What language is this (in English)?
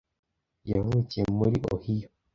Kinyarwanda